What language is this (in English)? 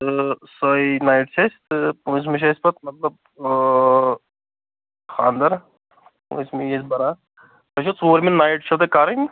Kashmiri